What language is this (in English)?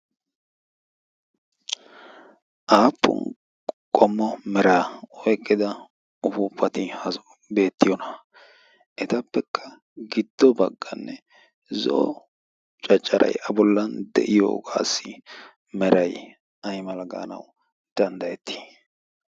Wolaytta